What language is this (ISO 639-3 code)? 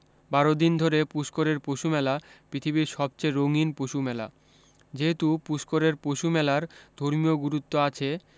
ben